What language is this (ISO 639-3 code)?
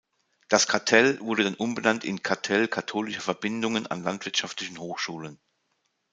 deu